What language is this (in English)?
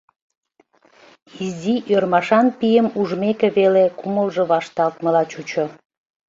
Mari